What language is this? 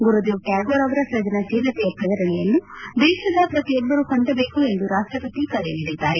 Kannada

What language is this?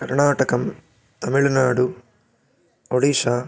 Sanskrit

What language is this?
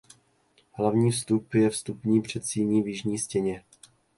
Czech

